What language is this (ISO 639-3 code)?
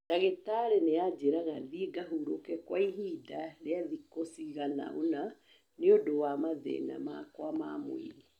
kik